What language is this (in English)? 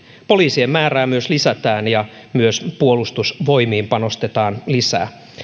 Finnish